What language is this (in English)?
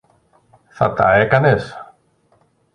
Greek